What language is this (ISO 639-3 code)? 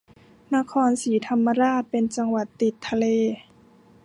tha